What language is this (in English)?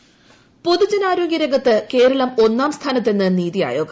Malayalam